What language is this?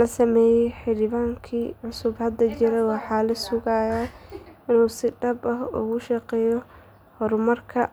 Somali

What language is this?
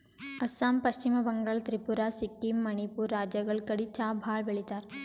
Kannada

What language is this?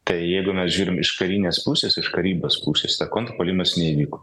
Lithuanian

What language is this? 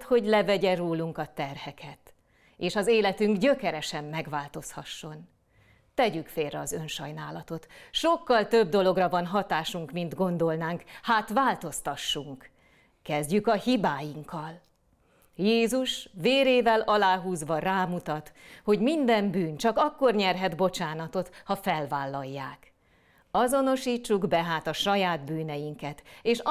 Hungarian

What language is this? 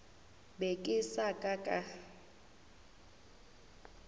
Northern Sotho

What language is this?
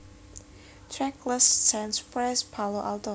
Javanese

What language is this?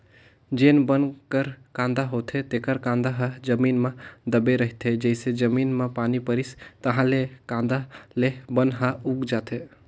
Chhattisgarhi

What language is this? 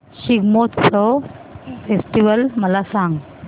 Marathi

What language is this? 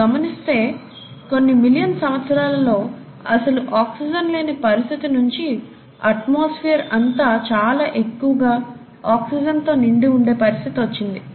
Telugu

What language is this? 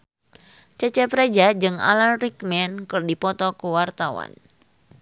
Sundanese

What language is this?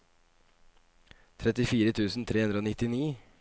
Norwegian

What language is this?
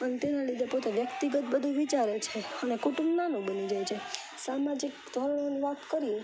Gujarati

